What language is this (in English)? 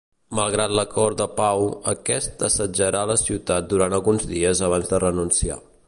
Catalan